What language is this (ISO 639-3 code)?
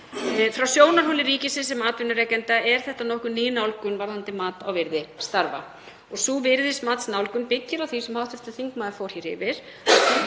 isl